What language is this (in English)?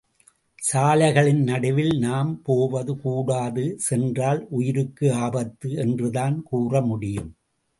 Tamil